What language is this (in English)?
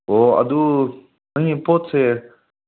Manipuri